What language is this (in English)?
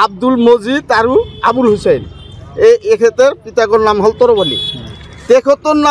Indonesian